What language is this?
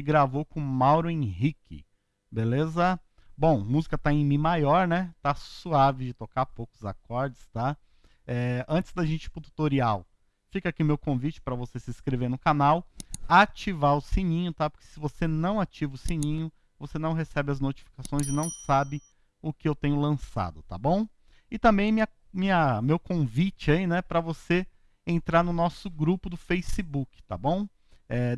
Portuguese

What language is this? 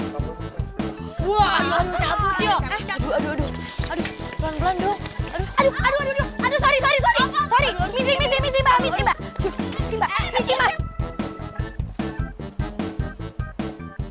Indonesian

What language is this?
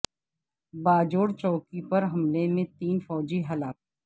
Urdu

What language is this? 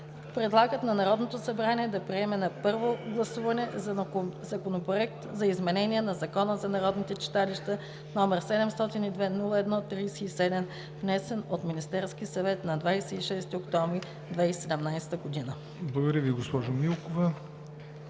Bulgarian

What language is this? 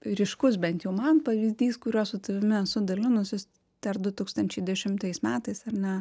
Lithuanian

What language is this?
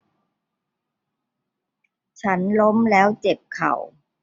Thai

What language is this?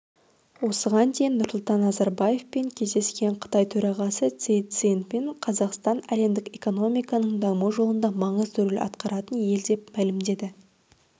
Kazakh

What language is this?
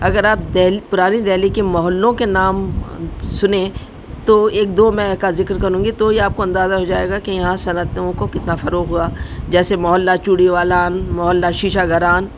Urdu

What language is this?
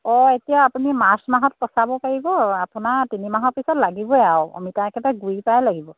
Assamese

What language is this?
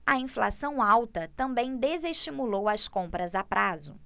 Portuguese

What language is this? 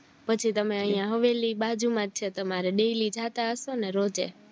Gujarati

